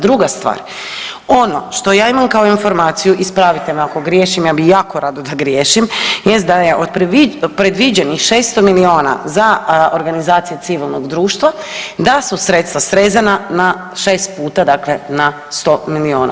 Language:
Croatian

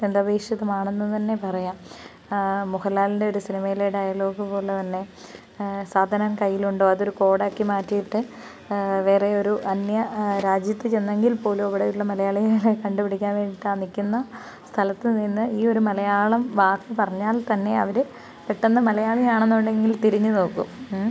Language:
Malayalam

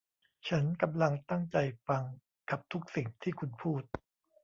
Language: Thai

